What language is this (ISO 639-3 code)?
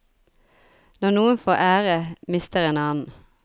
nor